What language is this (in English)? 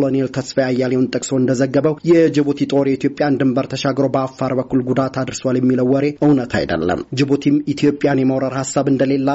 Amharic